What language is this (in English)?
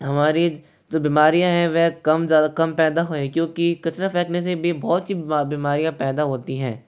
Hindi